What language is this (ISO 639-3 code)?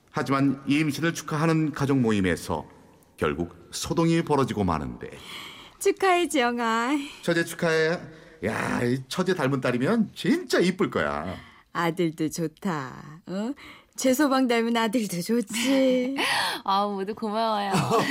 kor